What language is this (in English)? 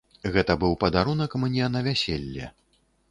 Belarusian